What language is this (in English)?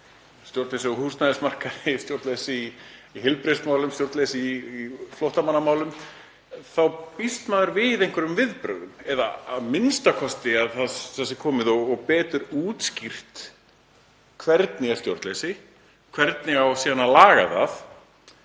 Icelandic